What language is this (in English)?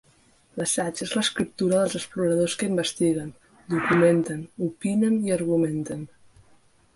Catalan